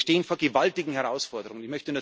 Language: German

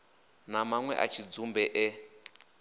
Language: Venda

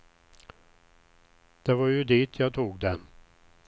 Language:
Swedish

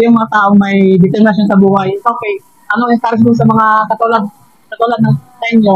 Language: Filipino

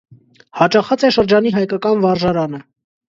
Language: Armenian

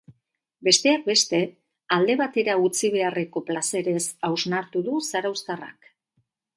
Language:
Basque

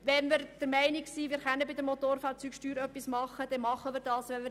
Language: Swiss German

